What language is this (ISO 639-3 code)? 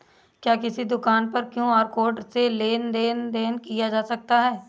hin